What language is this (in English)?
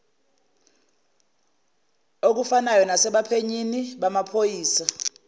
Zulu